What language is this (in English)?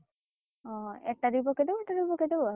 Odia